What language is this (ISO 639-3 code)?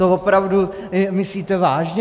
ces